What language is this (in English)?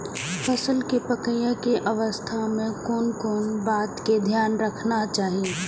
Maithili